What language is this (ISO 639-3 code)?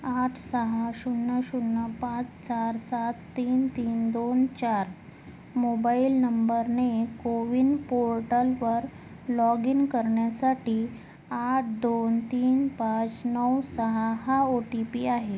mar